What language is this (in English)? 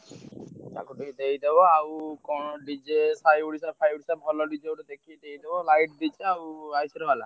Odia